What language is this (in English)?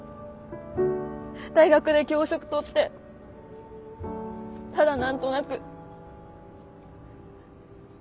Japanese